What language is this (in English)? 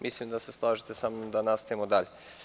Serbian